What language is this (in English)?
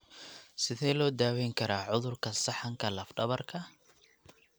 Somali